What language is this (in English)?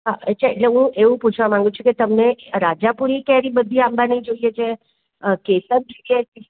Gujarati